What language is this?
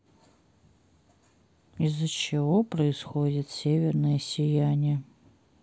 Russian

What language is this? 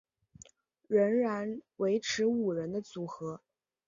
Chinese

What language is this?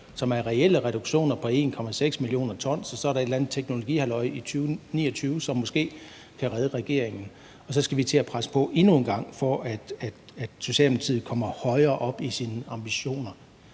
Danish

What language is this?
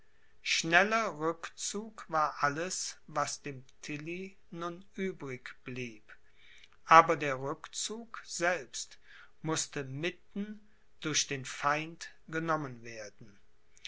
German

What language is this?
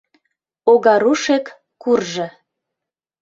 Mari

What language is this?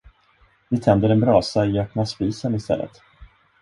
Swedish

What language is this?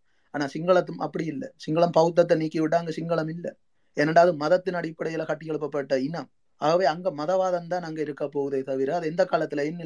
Tamil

